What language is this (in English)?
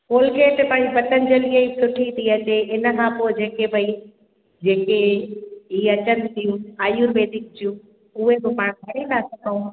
Sindhi